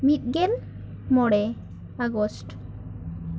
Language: Santali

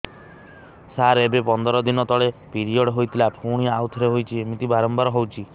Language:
Odia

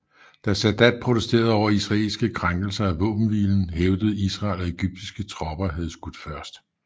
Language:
Danish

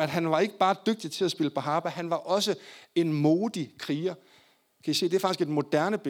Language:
Danish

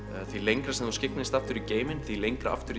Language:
Icelandic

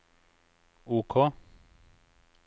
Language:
Norwegian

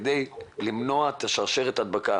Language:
Hebrew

